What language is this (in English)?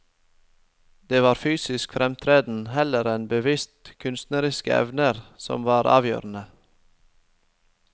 Norwegian